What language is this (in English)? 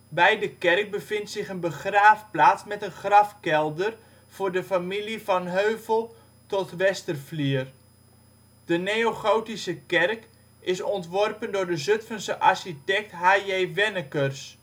Dutch